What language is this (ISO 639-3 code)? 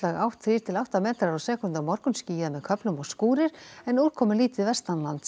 isl